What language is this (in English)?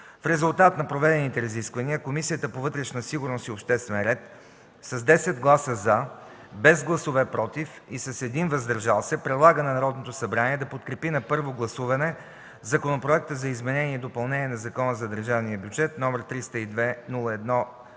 Bulgarian